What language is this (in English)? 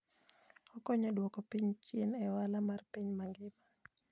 Luo (Kenya and Tanzania)